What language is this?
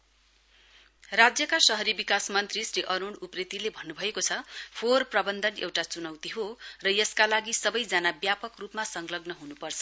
Nepali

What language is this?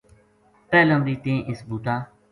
Gujari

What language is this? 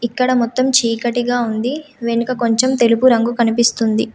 Telugu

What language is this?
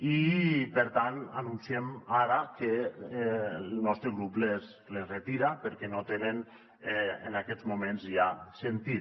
Catalan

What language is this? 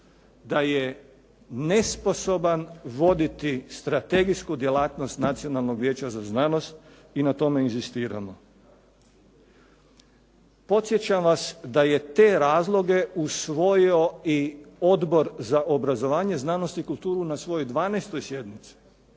Croatian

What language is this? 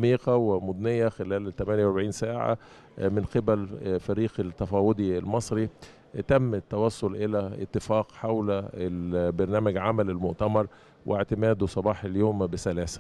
Arabic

